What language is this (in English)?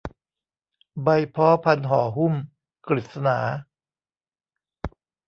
Thai